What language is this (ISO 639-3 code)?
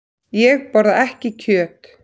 isl